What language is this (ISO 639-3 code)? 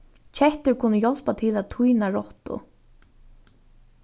fao